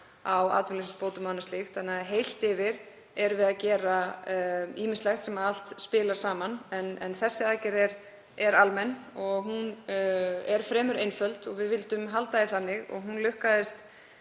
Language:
Icelandic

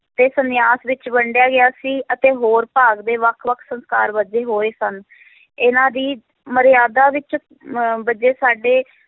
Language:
Punjabi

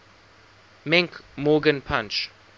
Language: English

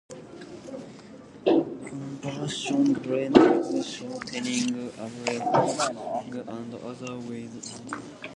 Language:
English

